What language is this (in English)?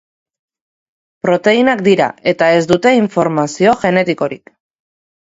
Basque